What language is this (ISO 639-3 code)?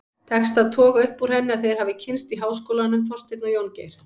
isl